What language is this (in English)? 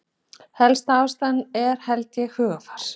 Icelandic